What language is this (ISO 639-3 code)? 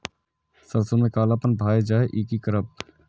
mai